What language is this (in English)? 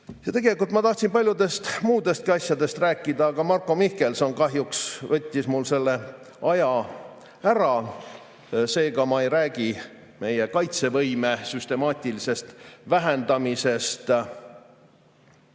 Estonian